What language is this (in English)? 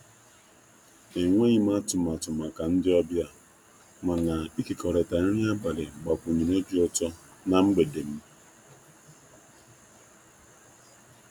Igbo